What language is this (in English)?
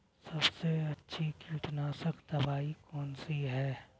Hindi